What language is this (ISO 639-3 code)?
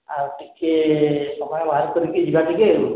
ori